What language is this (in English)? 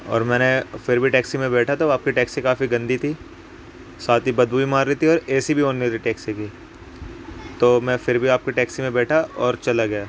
Urdu